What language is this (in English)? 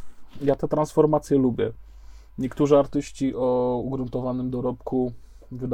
Polish